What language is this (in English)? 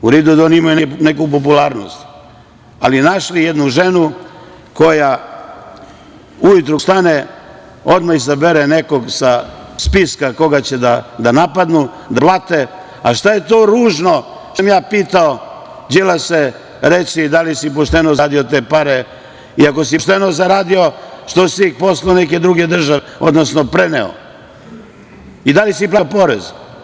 Serbian